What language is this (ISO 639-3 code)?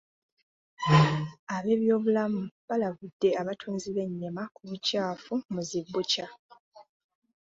lug